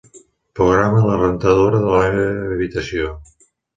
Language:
Catalan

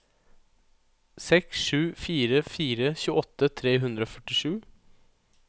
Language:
Norwegian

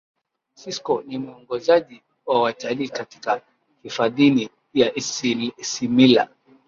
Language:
Swahili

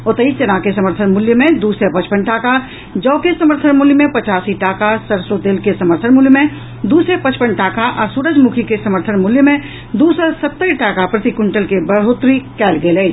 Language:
Maithili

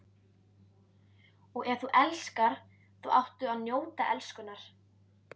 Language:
Icelandic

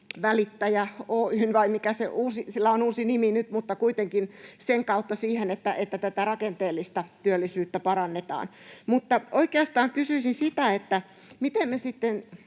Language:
Finnish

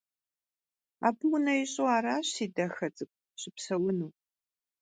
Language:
Kabardian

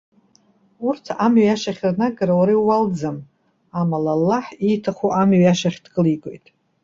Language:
Abkhazian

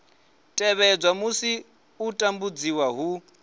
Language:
Venda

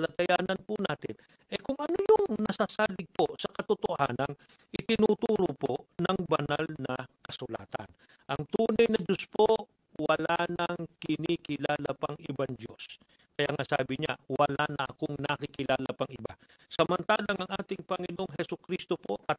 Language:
Filipino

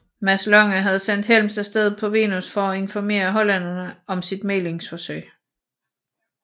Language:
Danish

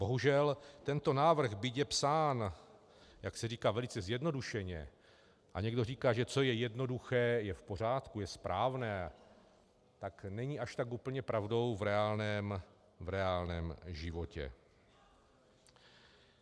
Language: Czech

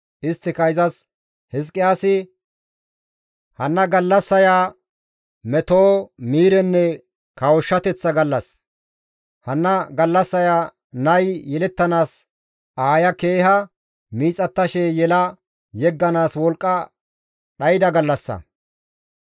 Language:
Gamo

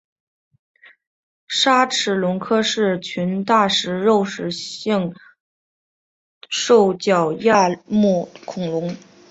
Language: Chinese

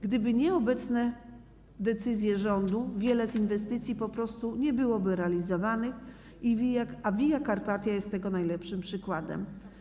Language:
Polish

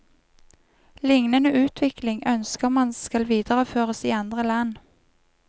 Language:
Norwegian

